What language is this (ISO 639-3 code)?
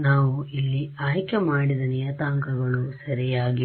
kan